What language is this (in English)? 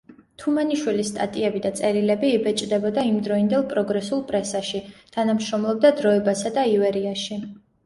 Georgian